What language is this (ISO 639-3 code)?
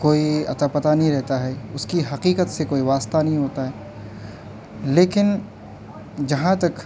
urd